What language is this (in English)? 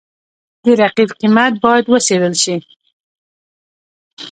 Pashto